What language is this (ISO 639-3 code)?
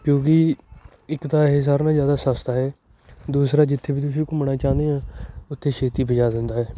pan